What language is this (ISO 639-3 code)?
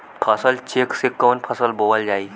bho